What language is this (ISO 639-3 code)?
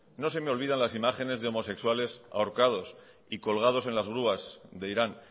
spa